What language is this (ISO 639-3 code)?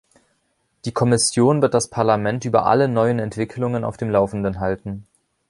deu